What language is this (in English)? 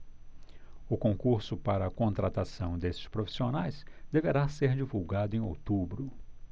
Portuguese